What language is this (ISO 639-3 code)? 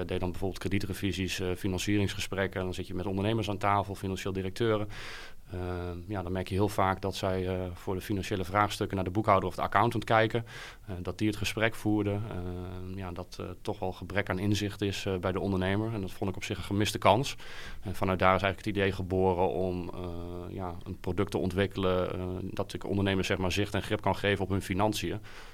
nld